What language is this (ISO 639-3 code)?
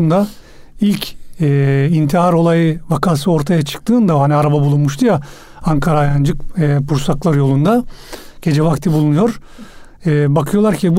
tur